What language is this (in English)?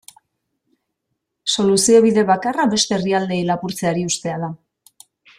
Basque